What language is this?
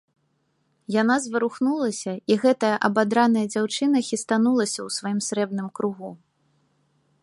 Belarusian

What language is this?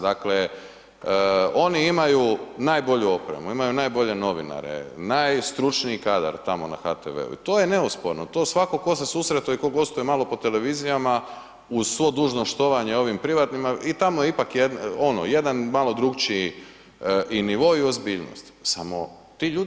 Croatian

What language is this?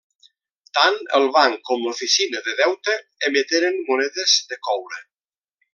Catalan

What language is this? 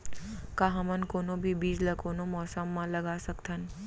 Chhattisgarhi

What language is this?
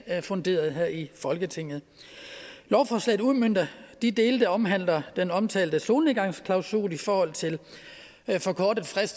Danish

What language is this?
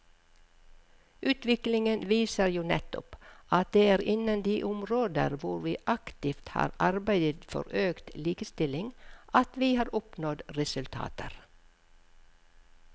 Norwegian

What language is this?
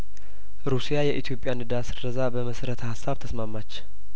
Amharic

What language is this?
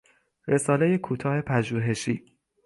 Persian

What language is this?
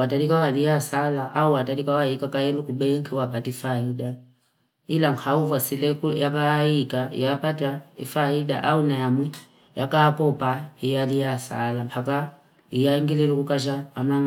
Fipa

